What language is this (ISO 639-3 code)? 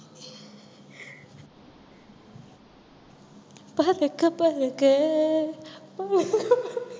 tam